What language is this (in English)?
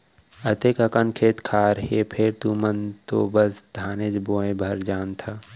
Chhattisgarhi